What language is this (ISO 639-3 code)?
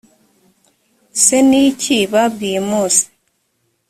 kin